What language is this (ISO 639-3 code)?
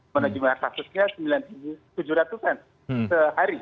ind